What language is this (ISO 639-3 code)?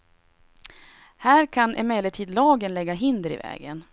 swe